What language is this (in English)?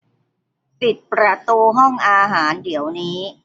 Thai